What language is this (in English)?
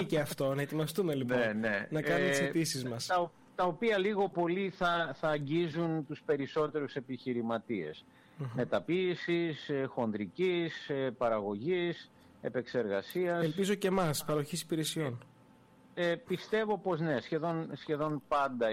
Greek